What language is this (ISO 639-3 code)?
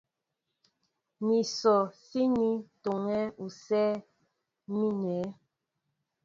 mbo